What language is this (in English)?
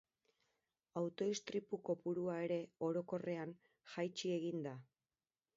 Basque